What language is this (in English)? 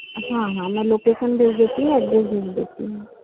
Hindi